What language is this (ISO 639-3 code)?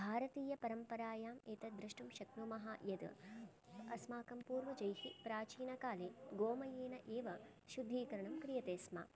san